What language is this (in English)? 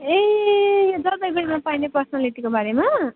Nepali